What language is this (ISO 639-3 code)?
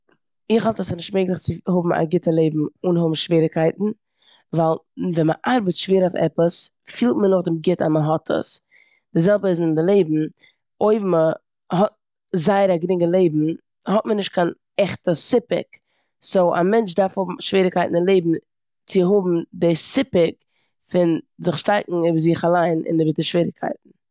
yid